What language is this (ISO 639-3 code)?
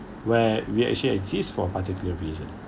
eng